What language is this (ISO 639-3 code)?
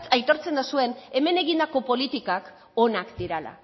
eus